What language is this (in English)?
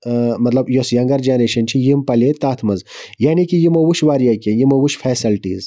Kashmiri